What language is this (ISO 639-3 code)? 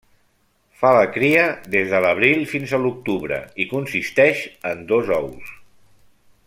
cat